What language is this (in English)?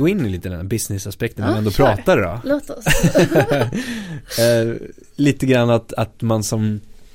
Swedish